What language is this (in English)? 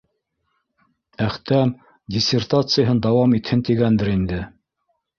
Bashkir